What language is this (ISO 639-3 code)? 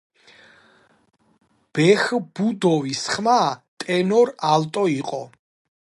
kat